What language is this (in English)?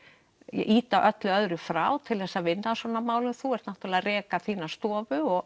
Icelandic